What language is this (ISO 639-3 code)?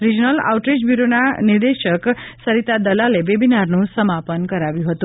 guj